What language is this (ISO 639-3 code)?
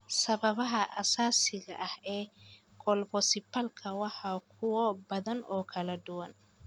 som